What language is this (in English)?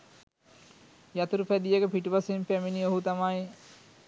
Sinhala